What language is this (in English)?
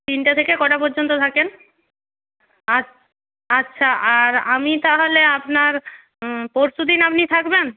Bangla